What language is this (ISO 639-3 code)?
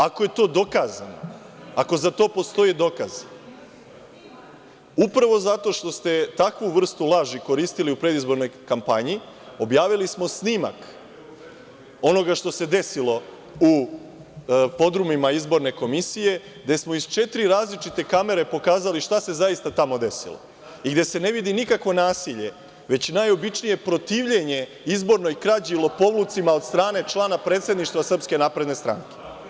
srp